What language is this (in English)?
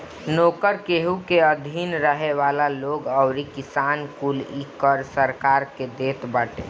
Bhojpuri